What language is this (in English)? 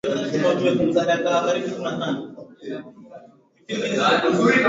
Swahili